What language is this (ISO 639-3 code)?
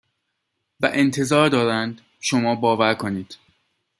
fas